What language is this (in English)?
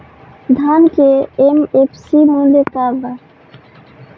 Bhojpuri